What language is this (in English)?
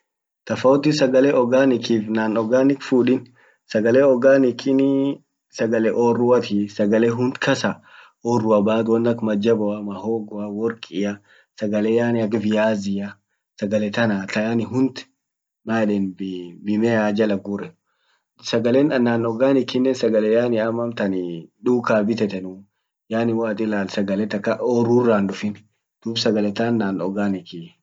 Orma